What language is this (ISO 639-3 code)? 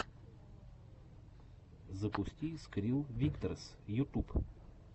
rus